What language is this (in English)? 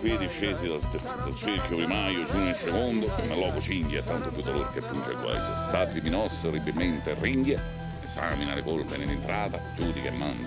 Italian